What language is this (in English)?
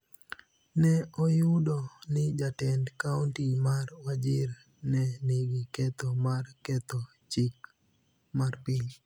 Luo (Kenya and Tanzania)